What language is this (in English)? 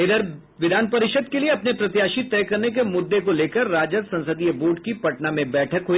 Hindi